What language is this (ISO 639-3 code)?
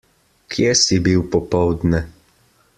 slv